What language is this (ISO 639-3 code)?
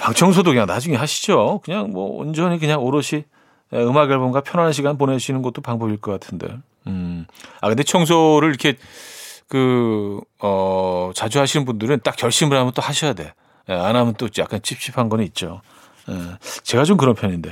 kor